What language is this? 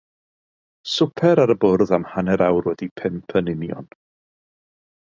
Welsh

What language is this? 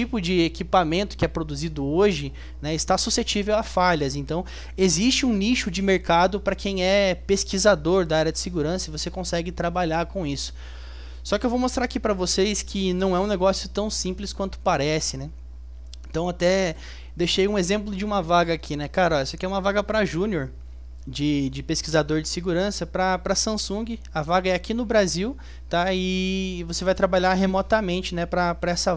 Portuguese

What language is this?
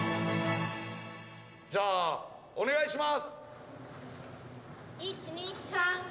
Japanese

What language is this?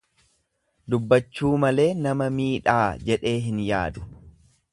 Oromo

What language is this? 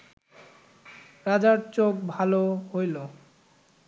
Bangla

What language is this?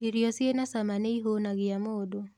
Kikuyu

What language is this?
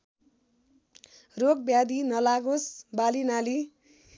Nepali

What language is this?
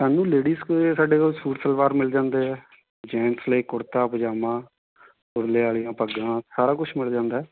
Punjabi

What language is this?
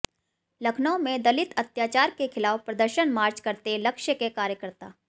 Hindi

